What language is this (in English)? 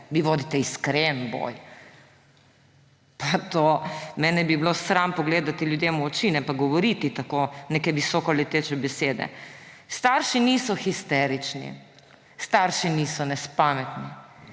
Slovenian